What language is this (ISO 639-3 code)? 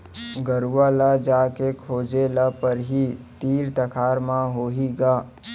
hne